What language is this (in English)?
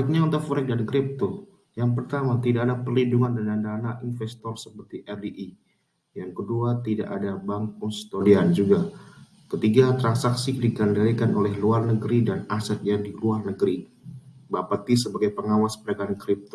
Indonesian